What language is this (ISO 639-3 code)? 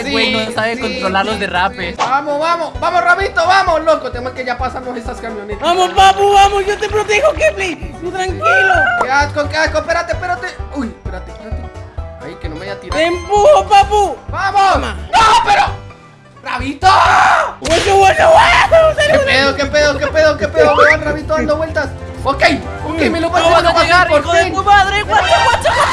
spa